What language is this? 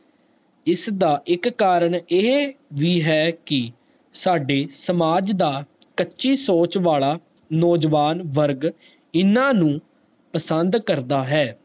Punjabi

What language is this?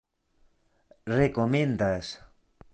Esperanto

